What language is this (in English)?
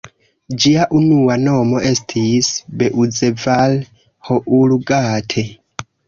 Esperanto